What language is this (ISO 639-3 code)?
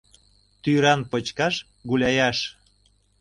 chm